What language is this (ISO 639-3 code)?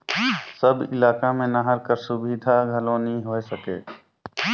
hne